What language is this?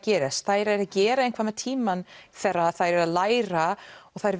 Icelandic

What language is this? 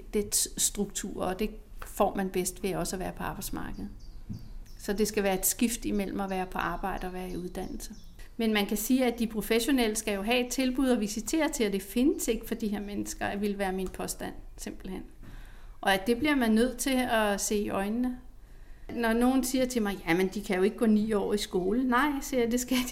Danish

